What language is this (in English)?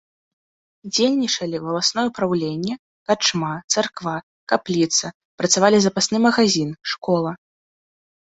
Belarusian